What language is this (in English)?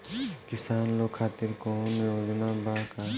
Bhojpuri